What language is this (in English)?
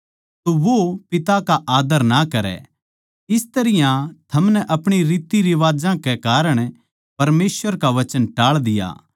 Haryanvi